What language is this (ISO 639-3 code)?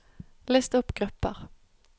nor